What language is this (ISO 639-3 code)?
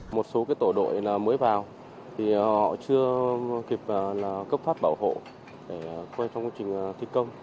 vie